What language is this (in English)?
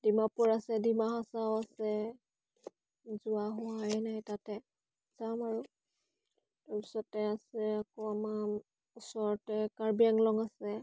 Assamese